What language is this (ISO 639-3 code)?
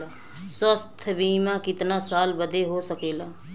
bho